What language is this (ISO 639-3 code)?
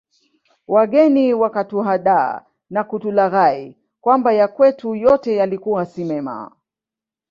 swa